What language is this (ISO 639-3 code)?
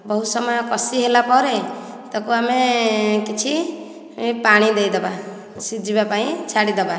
ori